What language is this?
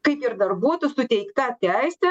Lithuanian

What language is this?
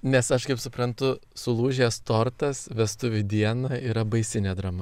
Lithuanian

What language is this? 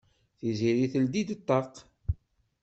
Kabyle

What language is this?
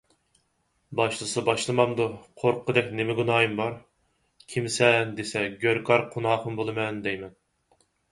Uyghur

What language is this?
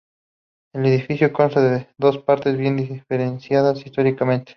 Spanish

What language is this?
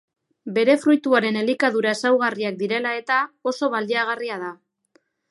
Basque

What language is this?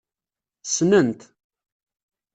Kabyle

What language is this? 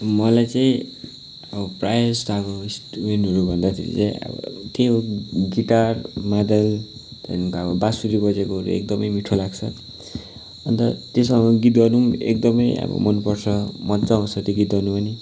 Nepali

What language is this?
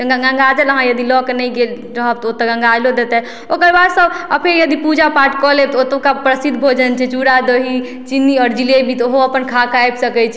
Maithili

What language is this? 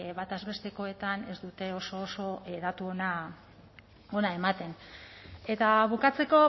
Basque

